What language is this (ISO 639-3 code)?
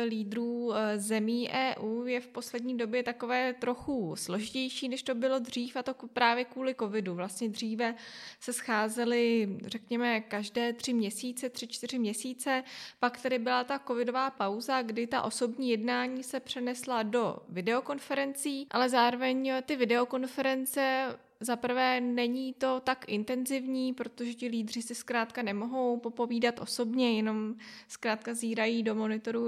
ces